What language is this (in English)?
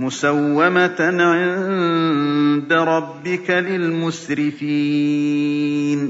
Arabic